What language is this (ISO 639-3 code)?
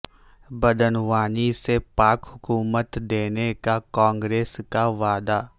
urd